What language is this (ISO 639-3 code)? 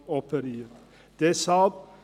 gsw